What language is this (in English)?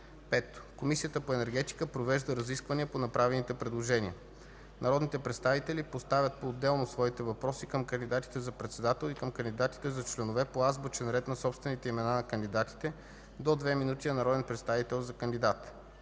Bulgarian